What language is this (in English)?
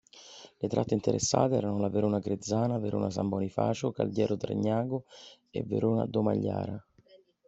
Italian